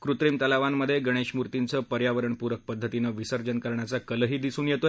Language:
Marathi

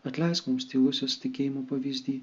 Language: Lithuanian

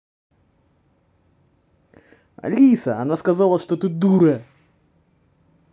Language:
Russian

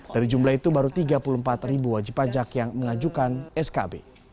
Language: Indonesian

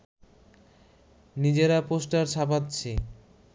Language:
Bangla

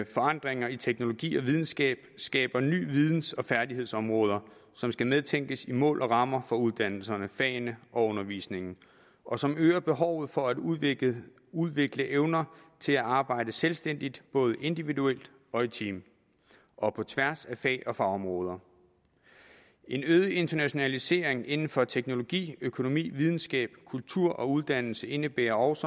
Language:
Danish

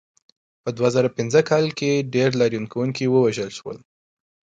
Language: Pashto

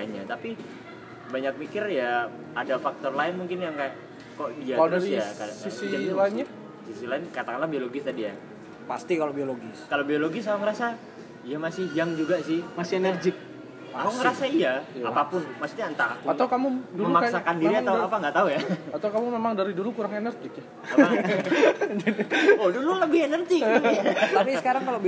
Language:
Indonesian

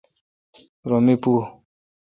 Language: Kalkoti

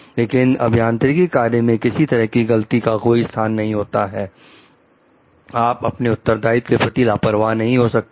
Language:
Hindi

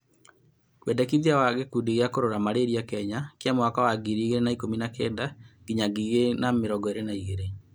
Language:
Kikuyu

